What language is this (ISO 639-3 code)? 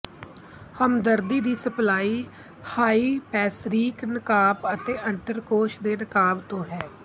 pan